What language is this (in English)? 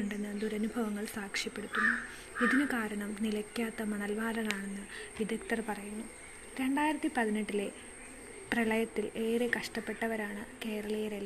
Malayalam